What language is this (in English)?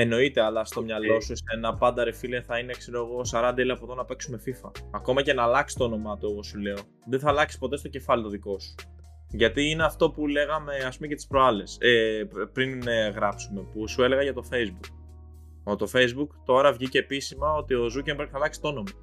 Greek